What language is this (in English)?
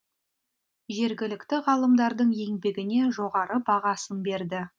Kazakh